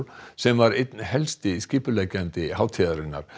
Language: Icelandic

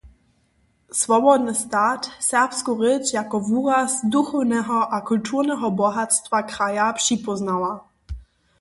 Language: Upper Sorbian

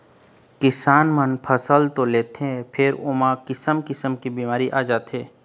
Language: Chhattisgarhi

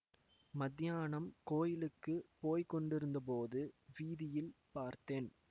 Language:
Tamil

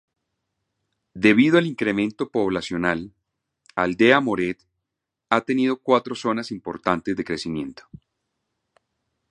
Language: Spanish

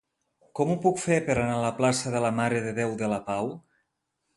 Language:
Catalan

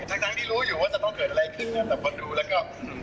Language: Thai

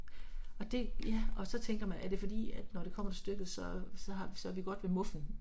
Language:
Danish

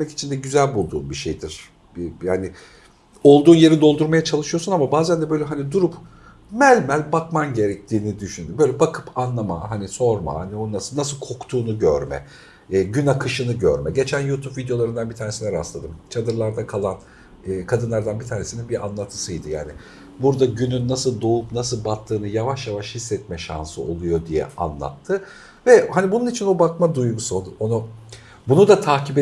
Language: Turkish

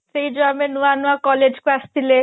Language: Odia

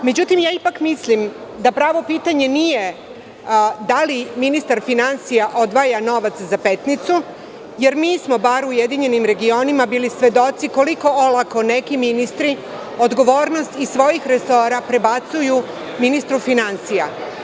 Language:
Serbian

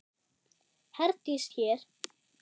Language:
Icelandic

